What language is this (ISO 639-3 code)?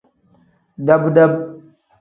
kdh